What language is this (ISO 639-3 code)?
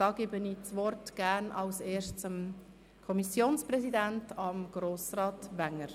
gsw